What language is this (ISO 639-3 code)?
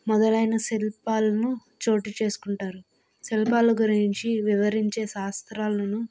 tel